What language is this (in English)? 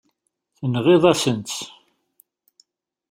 Kabyle